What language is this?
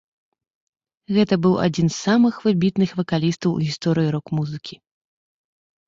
Belarusian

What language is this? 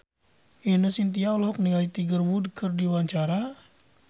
Sundanese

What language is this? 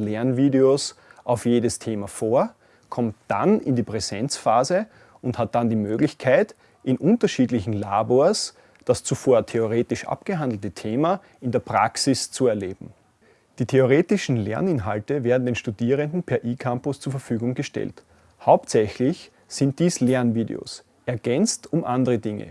German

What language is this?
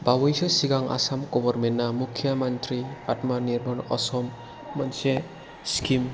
Bodo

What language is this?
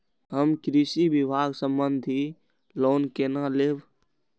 Maithili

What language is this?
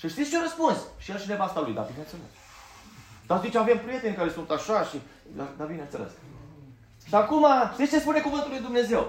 Romanian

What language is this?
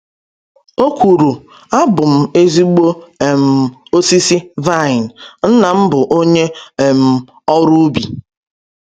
Igbo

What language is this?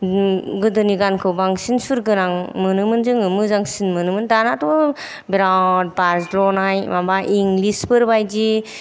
Bodo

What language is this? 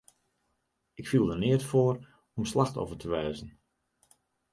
Western Frisian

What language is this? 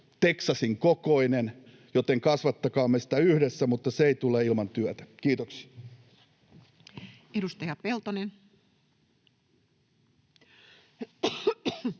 Finnish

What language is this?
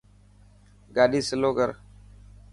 Dhatki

